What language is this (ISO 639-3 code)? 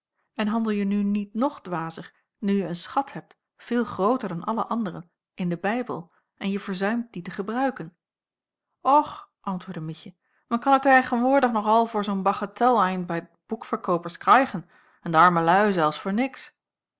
nld